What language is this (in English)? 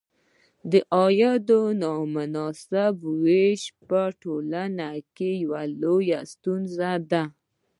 Pashto